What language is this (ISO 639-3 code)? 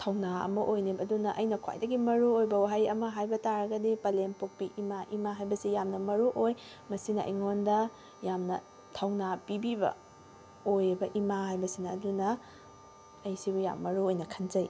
mni